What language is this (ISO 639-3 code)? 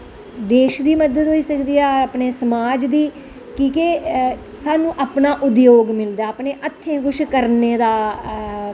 doi